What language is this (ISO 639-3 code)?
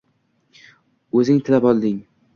uzb